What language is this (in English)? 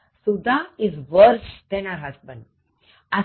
Gujarati